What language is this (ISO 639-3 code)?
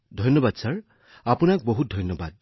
asm